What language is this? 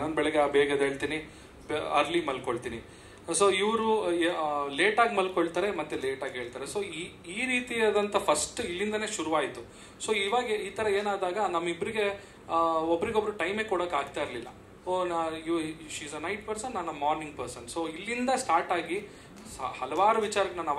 Kannada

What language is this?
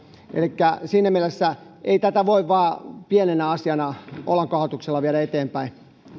Finnish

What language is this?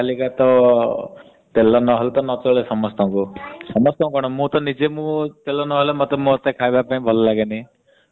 Odia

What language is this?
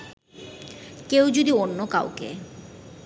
Bangla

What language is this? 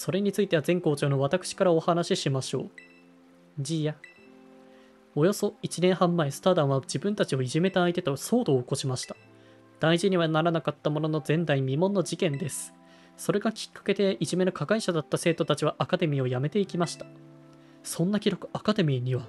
Japanese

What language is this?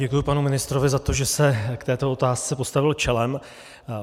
Czech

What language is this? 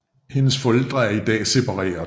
Danish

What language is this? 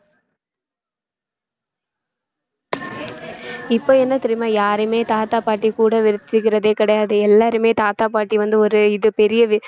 Tamil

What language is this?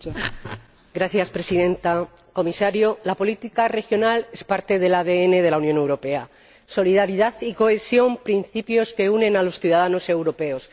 Spanish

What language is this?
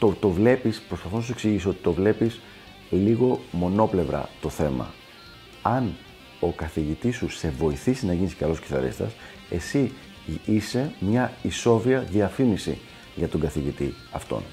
Greek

